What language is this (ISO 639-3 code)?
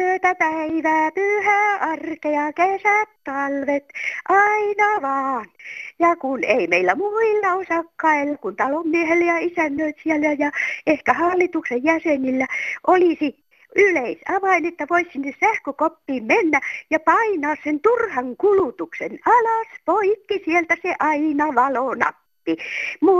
fin